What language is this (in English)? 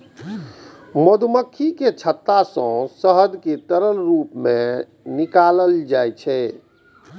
Maithili